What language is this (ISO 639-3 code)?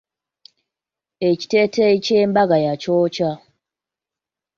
lug